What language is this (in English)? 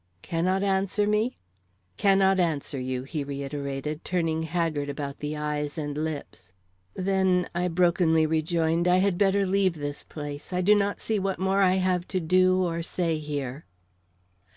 English